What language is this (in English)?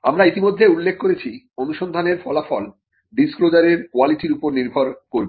Bangla